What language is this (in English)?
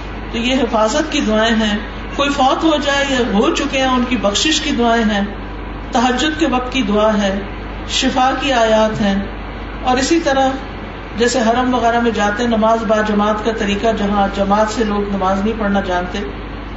Urdu